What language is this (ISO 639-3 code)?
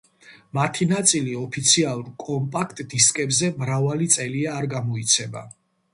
kat